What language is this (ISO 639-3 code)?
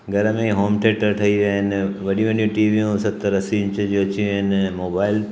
snd